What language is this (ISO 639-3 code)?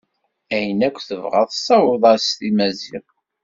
kab